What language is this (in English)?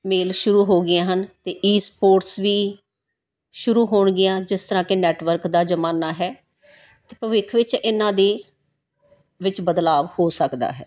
Punjabi